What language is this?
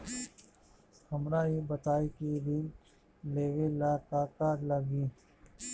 Bhojpuri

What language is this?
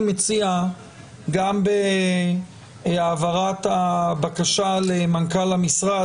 Hebrew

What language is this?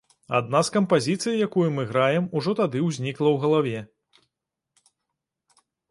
Belarusian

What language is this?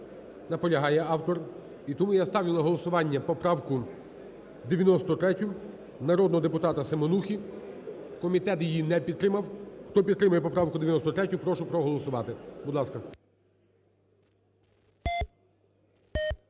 Ukrainian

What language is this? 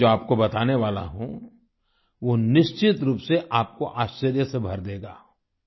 Hindi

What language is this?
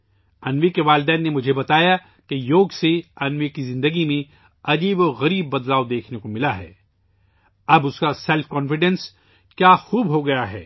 Urdu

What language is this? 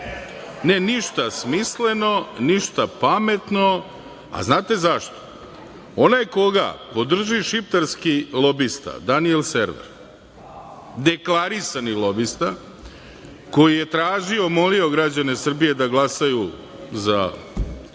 Serbian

